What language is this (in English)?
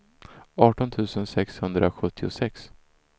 Swedish